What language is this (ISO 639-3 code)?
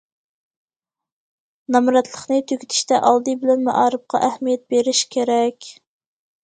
uig